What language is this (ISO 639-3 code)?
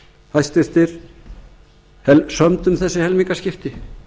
isl